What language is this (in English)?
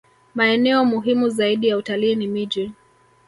Swahili